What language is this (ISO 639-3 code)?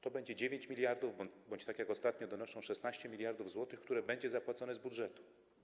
pol